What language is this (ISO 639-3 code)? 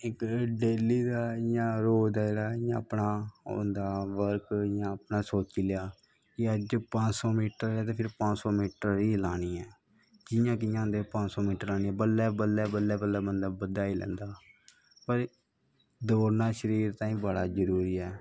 doi